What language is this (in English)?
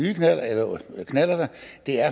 Danish